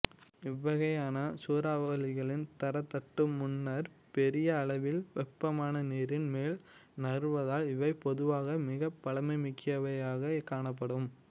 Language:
Tamil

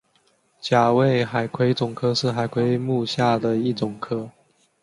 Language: Chinese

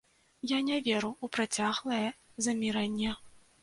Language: Belarusian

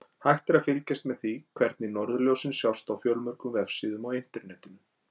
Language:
Icelandic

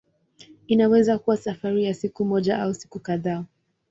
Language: Swahili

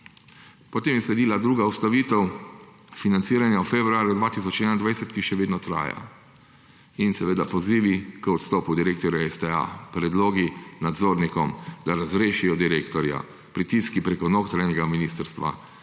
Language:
Slovenian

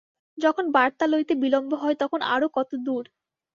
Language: Bangla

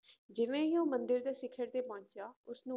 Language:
Punjabi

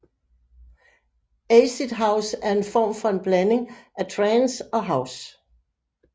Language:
Danish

